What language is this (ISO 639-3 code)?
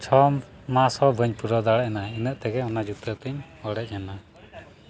sat